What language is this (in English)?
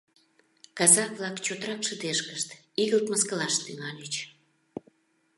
Mari